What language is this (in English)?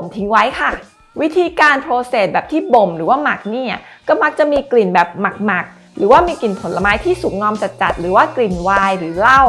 Thai